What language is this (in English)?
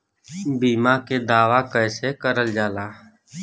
Bhojpuri